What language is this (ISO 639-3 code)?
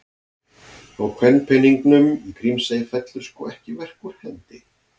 isl